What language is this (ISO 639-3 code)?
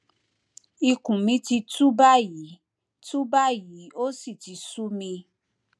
yor